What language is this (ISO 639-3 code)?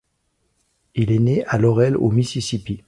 fra